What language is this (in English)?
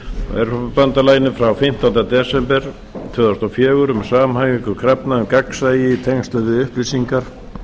Icelandic